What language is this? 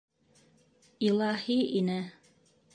Bashkir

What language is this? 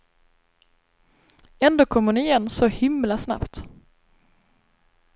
Swedish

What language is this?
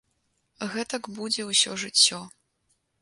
Belarusian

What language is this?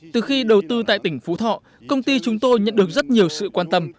Vietnamese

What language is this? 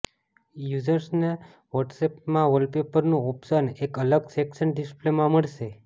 Gujarati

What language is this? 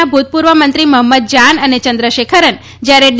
Gujarati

